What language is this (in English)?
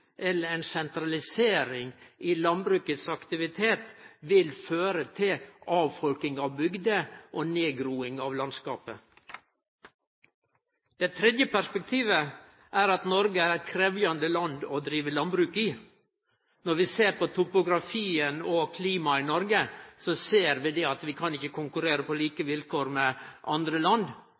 Norwegian Nynorsk